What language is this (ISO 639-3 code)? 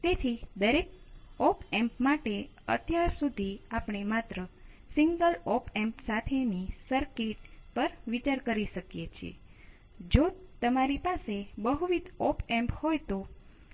guj